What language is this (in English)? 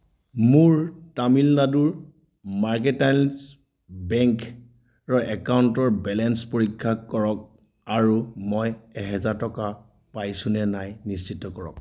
Assamese